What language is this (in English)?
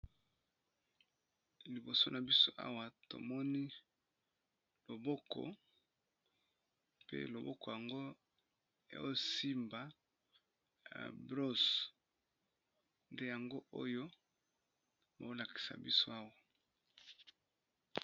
Lingala